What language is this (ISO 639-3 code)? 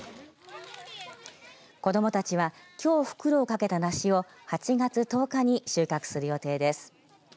jpn